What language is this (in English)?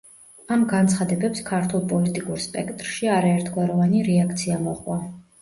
Georgian